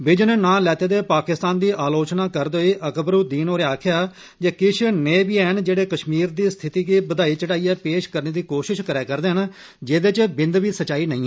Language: Dogri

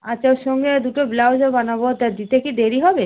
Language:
Bangla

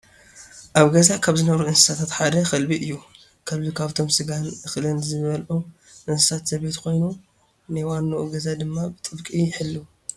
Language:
Tigrinya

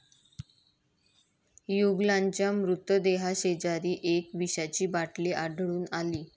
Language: Marathi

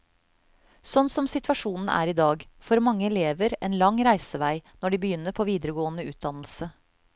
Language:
Norwegian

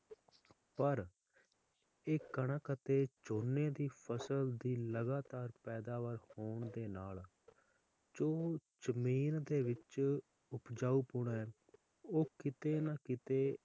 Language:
Punjabi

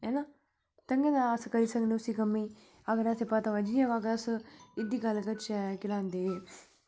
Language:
Dogri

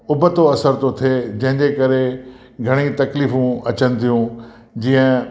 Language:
Sindhi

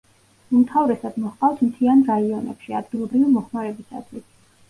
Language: Georgian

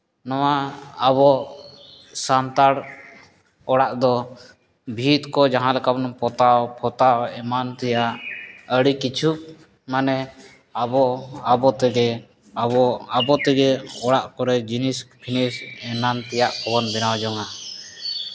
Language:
Santali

